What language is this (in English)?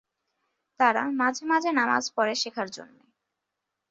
Bangla